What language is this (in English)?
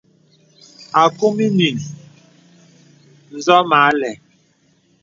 Bebele